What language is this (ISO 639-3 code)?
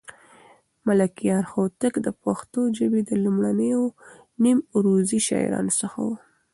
pus